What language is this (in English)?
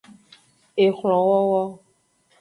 Aja (Benin)